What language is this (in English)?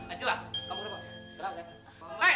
Indonesian